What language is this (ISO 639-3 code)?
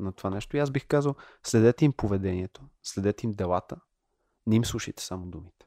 bul